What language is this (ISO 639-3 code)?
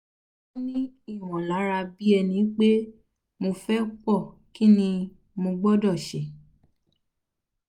yor